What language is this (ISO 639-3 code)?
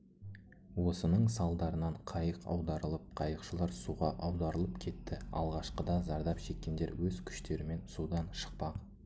kaz